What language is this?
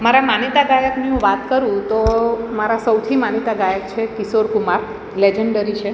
Gujarati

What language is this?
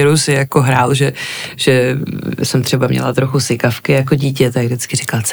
Czech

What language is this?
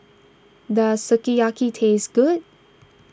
English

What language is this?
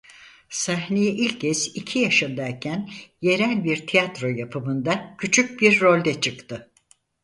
Turkish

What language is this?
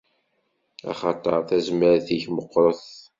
Kabyle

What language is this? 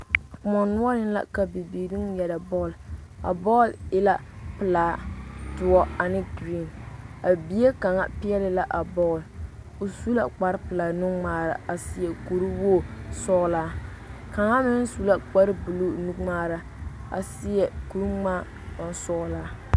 Southern Dagaare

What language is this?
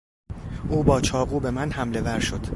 Persian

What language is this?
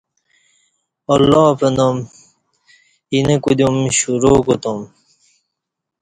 Kati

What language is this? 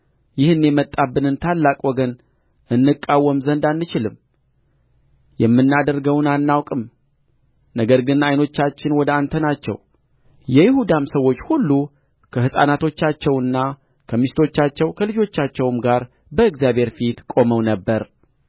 Amharic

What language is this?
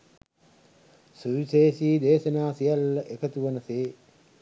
Sinhala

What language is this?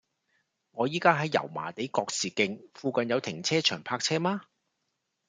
Cantonese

